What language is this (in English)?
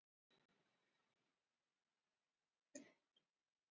Icelandic